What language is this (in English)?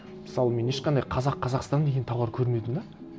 Kazakh